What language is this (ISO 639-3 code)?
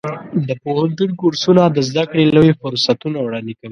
pus